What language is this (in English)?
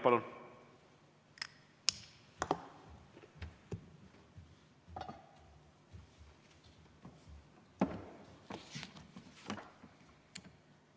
Estonian